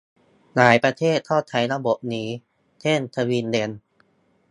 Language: Thai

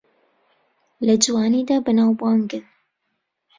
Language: Central Kurdish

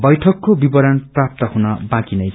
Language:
Nepali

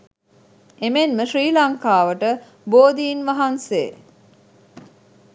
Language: Sinhala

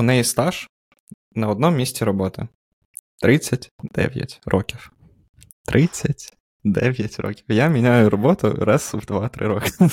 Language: Ukrainian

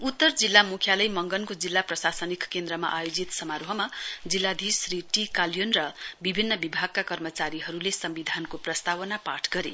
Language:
Nepali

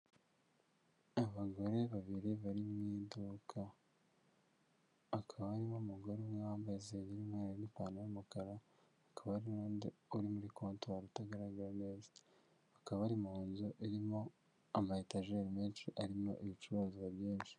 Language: Kinyarwanda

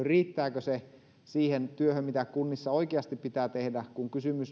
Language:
Finnish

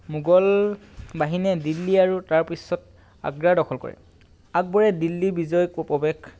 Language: Assamese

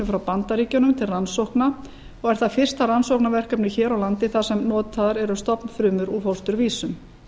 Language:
Icelandic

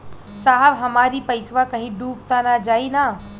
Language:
Bhojpuri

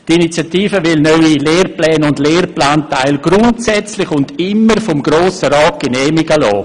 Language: Swiss German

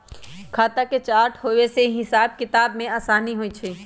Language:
Magahi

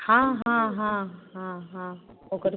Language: Maithili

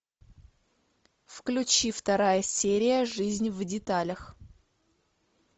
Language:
Russian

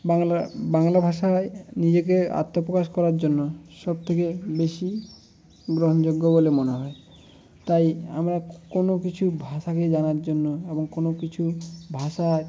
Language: Bangla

